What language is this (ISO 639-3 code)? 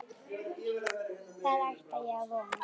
isl